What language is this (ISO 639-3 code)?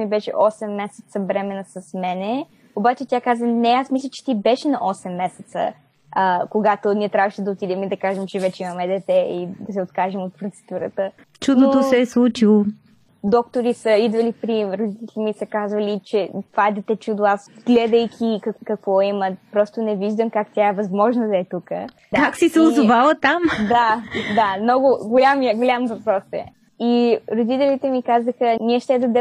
bul